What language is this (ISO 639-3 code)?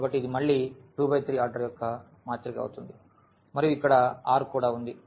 tel